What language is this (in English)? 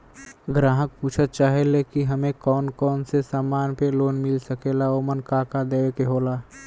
Bhojpuri